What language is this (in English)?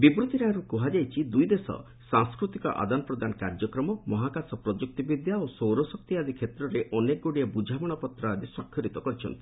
Odia